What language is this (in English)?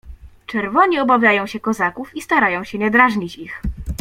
Polish